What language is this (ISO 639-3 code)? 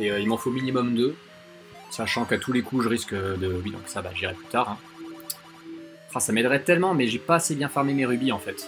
fra